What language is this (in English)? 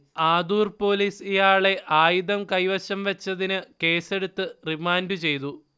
Malayalam